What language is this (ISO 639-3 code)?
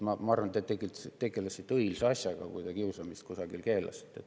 est